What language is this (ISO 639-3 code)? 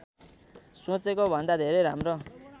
nep